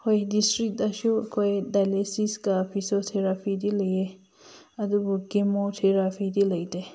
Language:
Manipuri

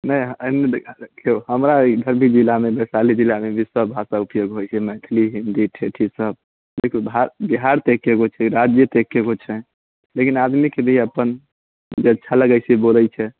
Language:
Maithili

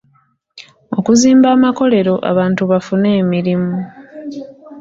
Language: Ganda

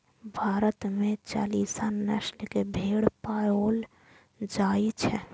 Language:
Maithili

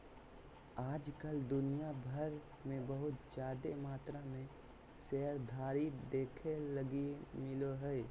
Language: Magahi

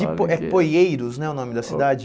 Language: Portuguese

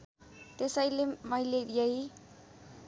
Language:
Nepali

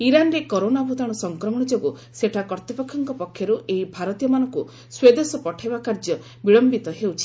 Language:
Odia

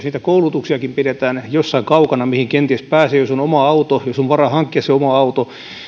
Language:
Finnish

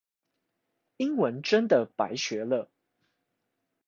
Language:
Chinese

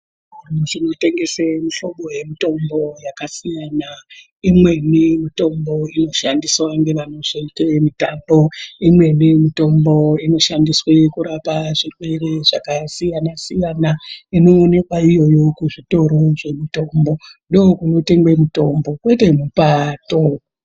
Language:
Ndau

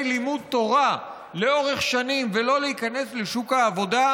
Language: Hebrew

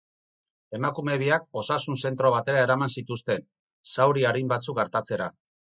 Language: Basque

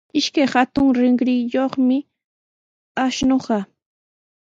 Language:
Sihuas Ancash Quechua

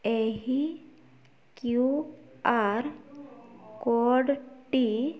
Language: Odia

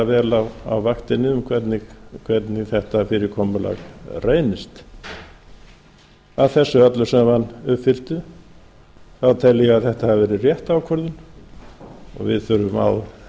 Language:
Icelandic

